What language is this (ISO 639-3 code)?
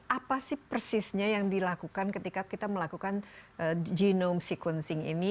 ind